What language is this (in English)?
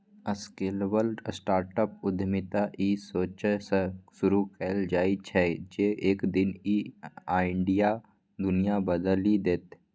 Maithili